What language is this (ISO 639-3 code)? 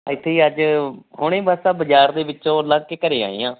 pan